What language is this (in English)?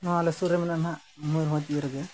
Santali